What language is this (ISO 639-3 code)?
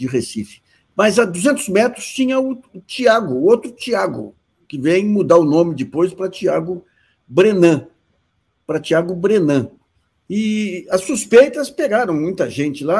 por